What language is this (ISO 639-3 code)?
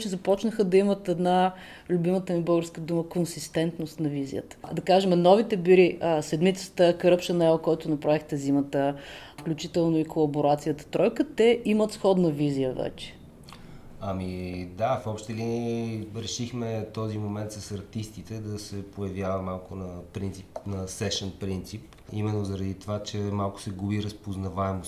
bul